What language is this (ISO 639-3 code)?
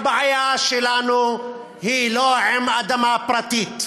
heb